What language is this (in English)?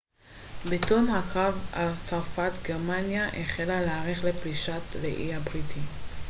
Hebrew